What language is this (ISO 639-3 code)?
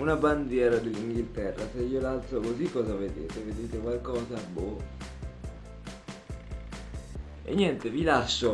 ita